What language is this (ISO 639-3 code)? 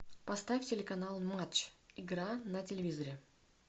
rus